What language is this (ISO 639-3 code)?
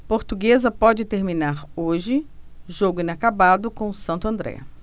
por